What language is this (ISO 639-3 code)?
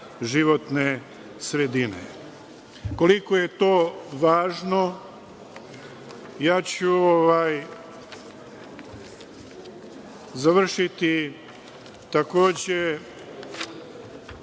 srp